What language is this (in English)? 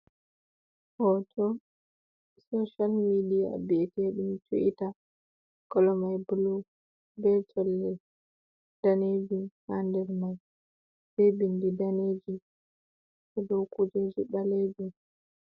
Fula